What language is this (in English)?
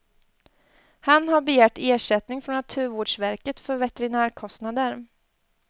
Swedish